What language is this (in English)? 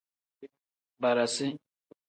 Tem